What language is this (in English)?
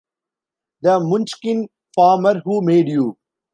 English